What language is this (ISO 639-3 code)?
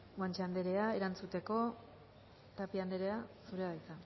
eus